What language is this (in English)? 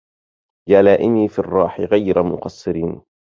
Arabic